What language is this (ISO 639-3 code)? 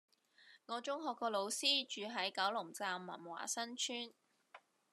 yue